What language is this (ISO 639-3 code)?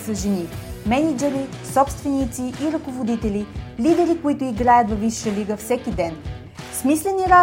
bul